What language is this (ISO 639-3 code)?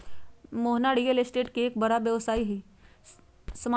mag